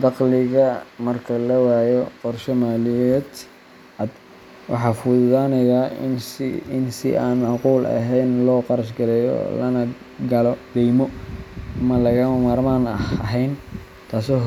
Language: Somali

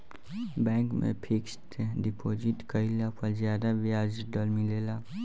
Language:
Bhojpuri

